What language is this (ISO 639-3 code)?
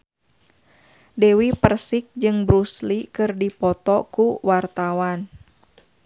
sun